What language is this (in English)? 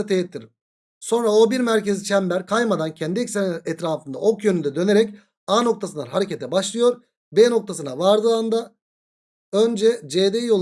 Turkish